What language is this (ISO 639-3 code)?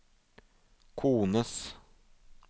nor